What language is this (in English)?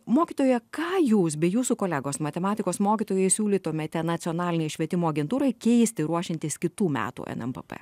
Lithuanian